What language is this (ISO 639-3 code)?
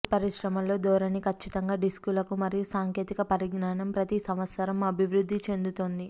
tel